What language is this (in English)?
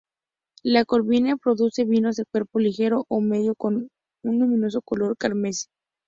Spanish